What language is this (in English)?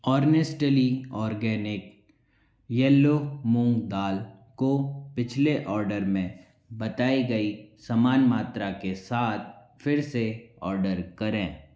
Hindi